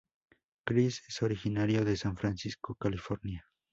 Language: Spanish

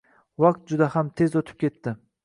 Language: Uzbek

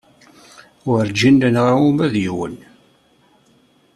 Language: Kabyle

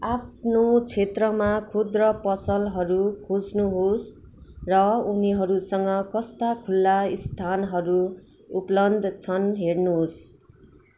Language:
Nepali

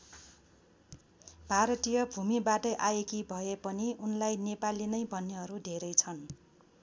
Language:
Nepali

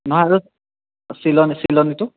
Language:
Assamese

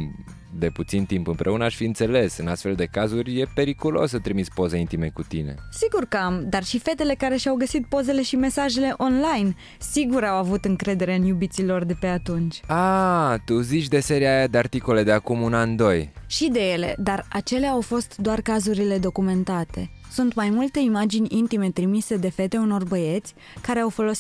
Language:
Romanian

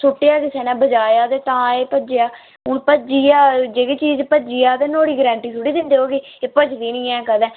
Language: Dogri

